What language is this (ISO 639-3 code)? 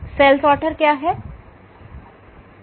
hin